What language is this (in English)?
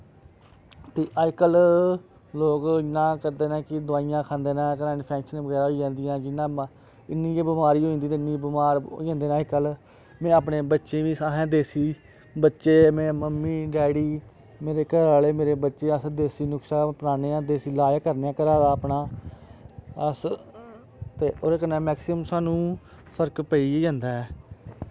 Dogri